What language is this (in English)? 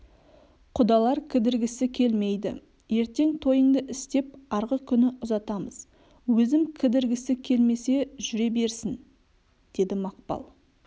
Kazakh